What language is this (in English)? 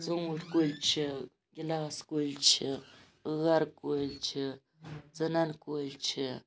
Kashmiri